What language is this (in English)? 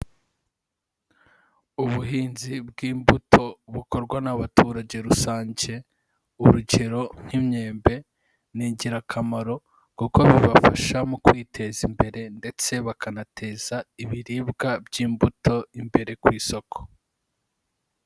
Kinyarwanda